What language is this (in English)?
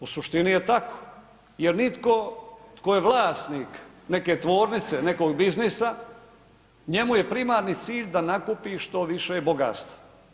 Croatian